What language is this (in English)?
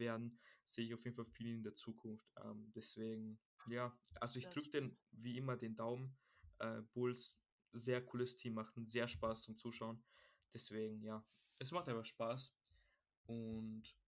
German